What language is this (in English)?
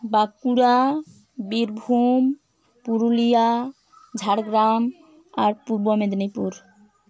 Santali